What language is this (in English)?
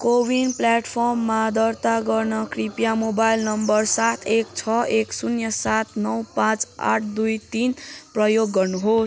Nepali